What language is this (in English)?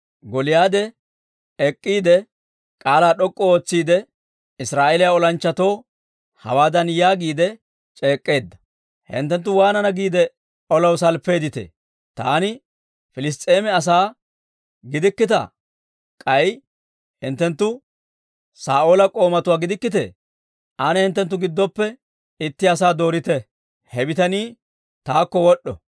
Dawro